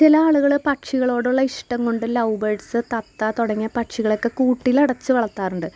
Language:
Malayalam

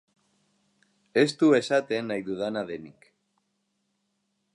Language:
Basque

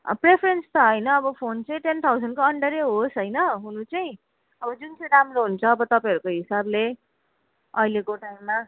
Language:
Nepali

